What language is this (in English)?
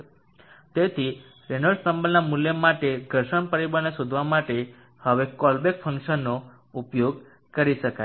Gujarati